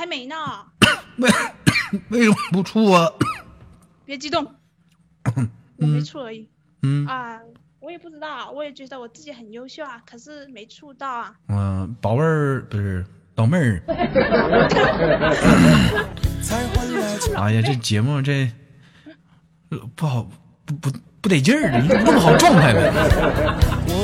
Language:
Chinese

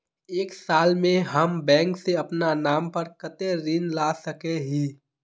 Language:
Magahi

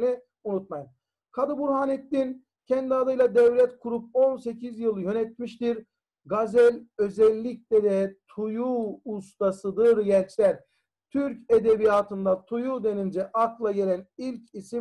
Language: Turkish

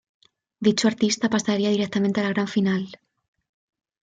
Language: Spanish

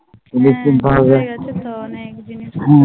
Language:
Bangla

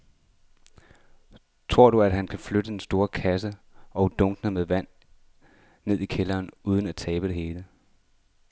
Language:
Danish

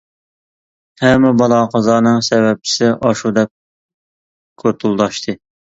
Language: Uyghur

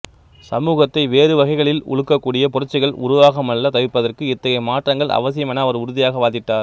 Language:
Tamil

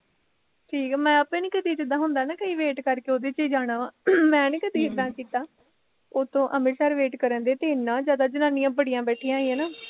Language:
Punjabi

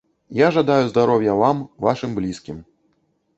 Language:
Belarusian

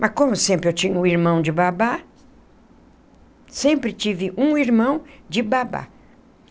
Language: Portuguese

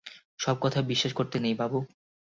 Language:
Bangla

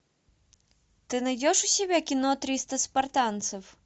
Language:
Russian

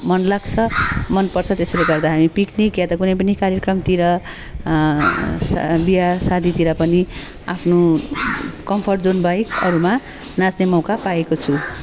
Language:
Nepali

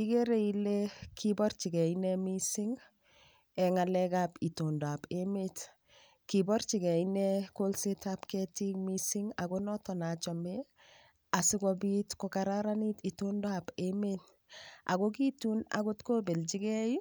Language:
Kalenjin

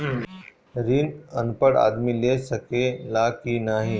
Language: Bhojpuri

